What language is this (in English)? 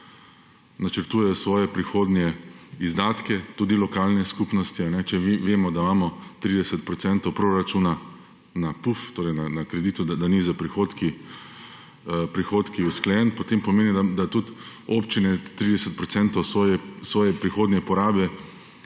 Slovenian